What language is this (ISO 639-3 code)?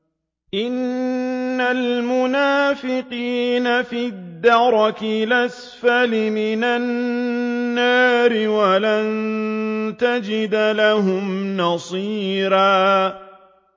ara